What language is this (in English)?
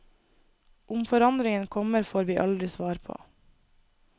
Norwegian